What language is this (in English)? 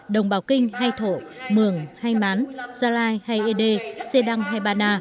Vietnamese